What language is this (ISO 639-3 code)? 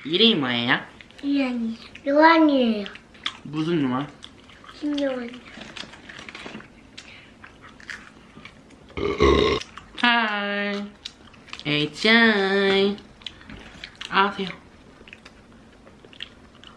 kor